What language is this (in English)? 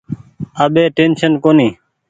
Goaria